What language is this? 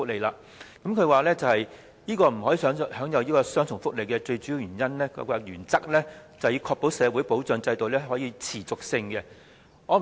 Cantonese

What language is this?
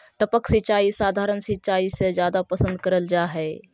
Magahi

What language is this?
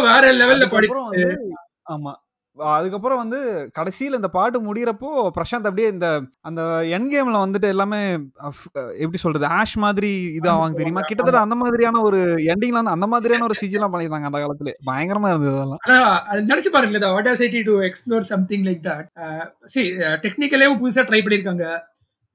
Tamil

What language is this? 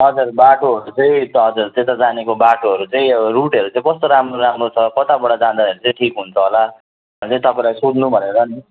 Nepali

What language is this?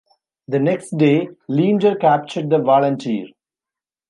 English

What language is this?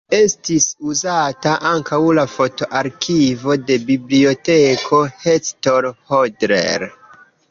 Esperanto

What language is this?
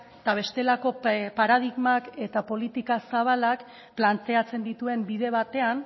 Basque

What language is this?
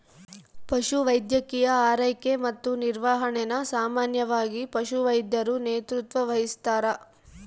Kannada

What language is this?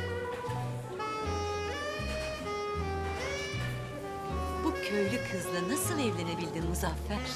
Turkish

